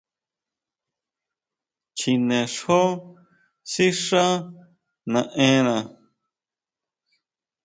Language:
Huautla Mazatec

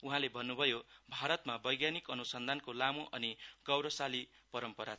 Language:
Nepali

